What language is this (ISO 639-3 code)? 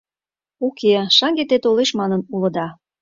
chm